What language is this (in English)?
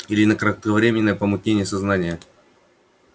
Russian